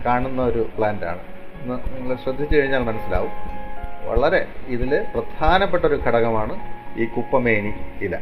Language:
Malayalam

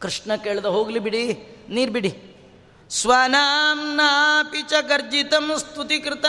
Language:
Kannada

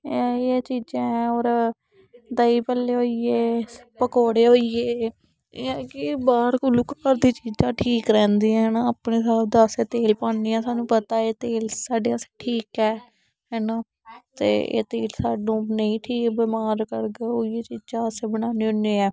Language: Dogri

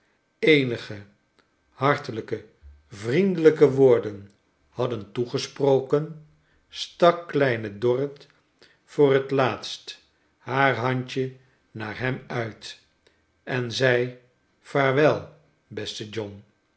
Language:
Dutch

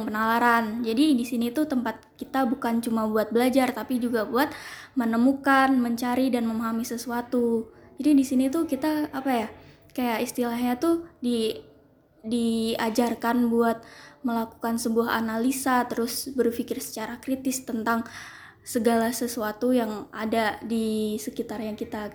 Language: Indonesian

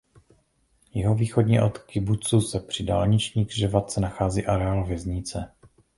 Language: Czech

